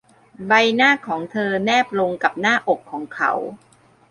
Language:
Thai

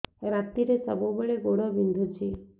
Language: Odia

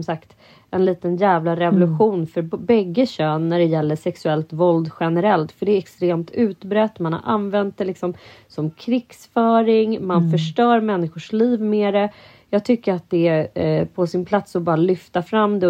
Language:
Swedish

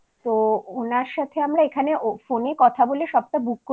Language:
Bangla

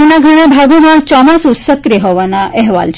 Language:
Gujarati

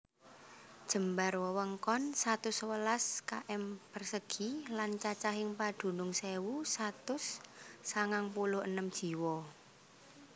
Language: Javanese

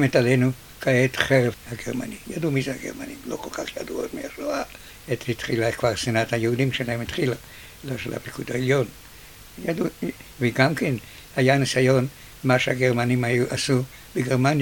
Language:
Hebrew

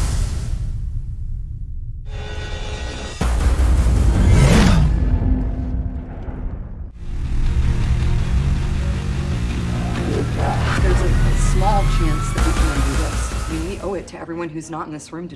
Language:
English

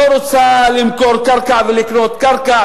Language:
Hebrew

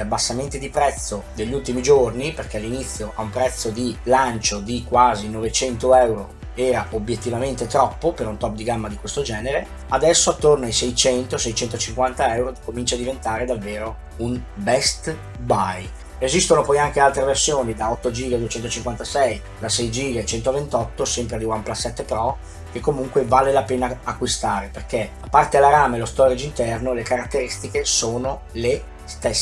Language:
Italian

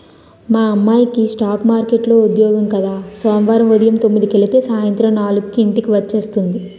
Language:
Telugu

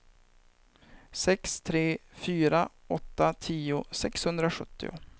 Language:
Swedish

